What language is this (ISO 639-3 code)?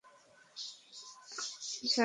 ben